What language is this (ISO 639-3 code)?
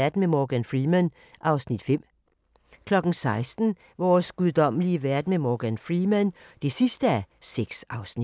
dan